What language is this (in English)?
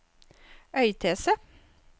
Norwegian